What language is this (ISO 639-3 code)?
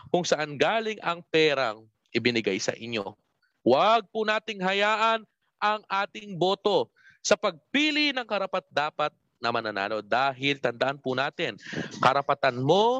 fil